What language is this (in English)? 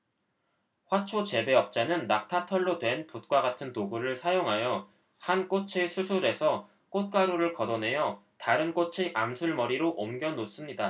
Korean